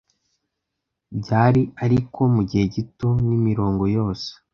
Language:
Kinyarwanda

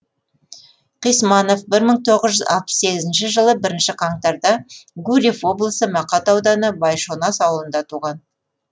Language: Kazakh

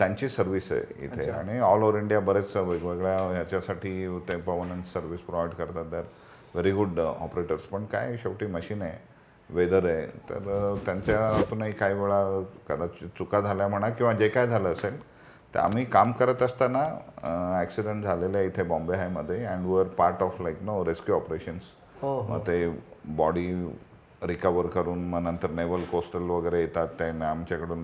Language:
Marathi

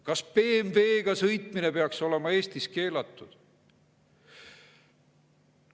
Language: Estonian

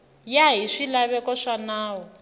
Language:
Tsonga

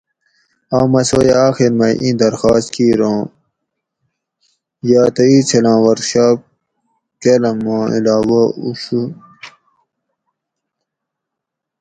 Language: Gawri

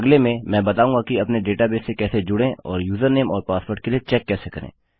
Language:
Hindi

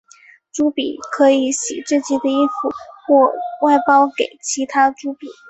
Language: Chinese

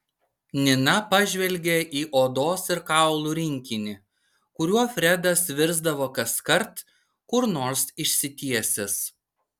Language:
Lithuanian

